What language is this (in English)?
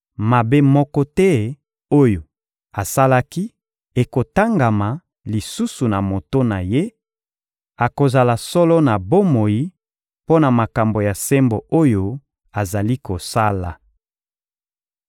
Lingala